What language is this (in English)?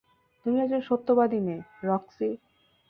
Bangla